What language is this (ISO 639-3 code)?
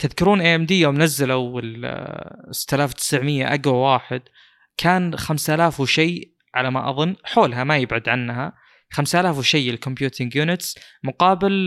ara